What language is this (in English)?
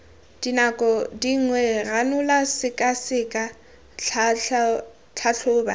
Tswana